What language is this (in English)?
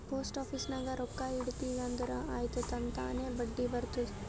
Kannada